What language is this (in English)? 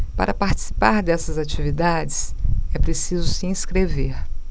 Portuguese